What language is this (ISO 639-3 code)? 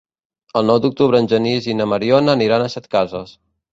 cat